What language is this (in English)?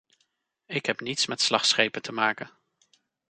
Dutch